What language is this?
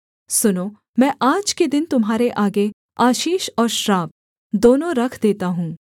Hindi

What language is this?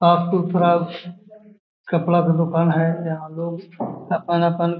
Magahi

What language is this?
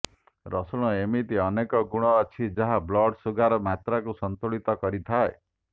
Odia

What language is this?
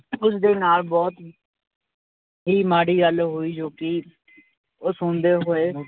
Punjabi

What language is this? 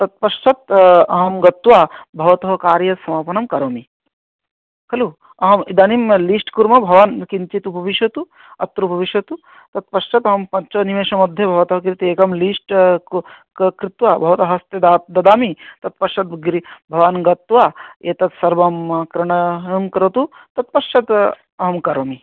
Sanskrit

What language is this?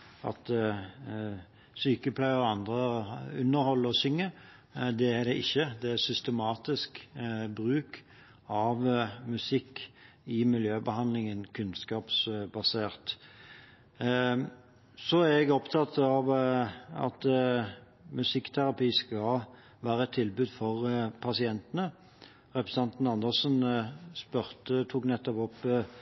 Norwegian Bokmål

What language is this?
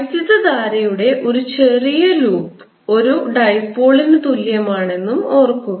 Malayalam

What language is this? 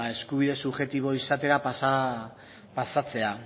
Basque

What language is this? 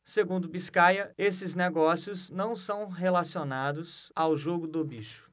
Portuguese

